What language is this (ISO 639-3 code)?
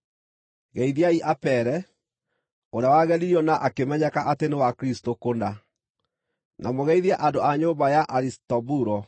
kik